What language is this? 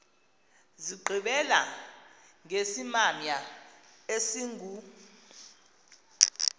Xhosa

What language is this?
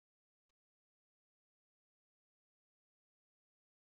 Kabyle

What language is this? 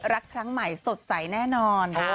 Thai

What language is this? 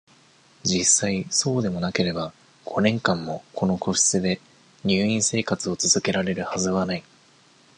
Japanese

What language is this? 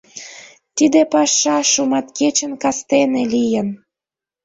Mari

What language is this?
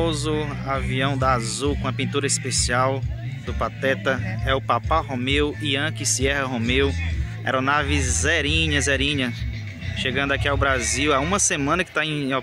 Portuguese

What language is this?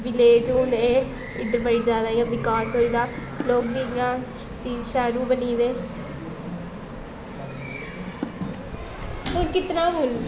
Dogri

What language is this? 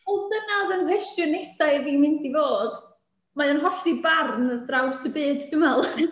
Welsh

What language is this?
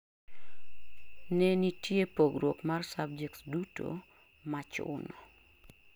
Luo (Kenya and Tanzania)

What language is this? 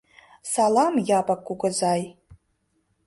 Mari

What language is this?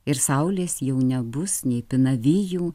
Lithuanian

